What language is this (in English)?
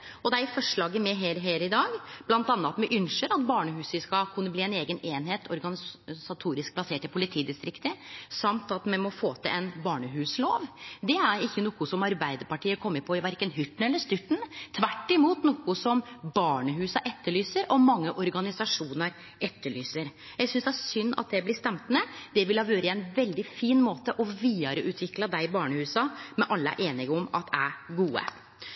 Norwegian Nynorsk